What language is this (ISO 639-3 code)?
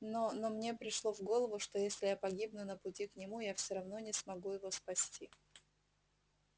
rus